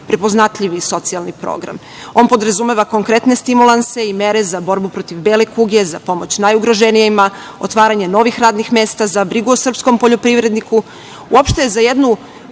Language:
Serbian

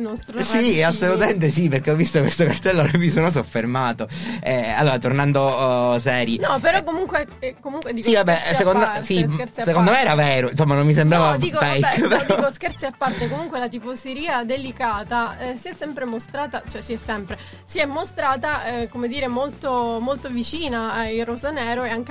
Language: Italian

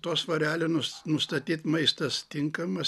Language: Lithuanian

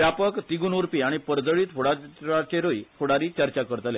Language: Konkani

